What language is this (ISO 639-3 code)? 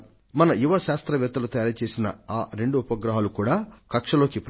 tel